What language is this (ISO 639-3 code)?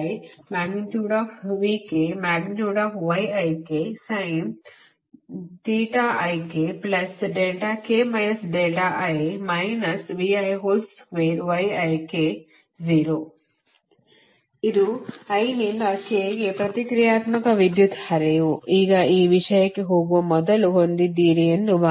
kan